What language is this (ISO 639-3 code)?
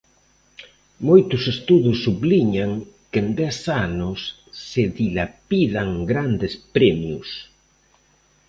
glg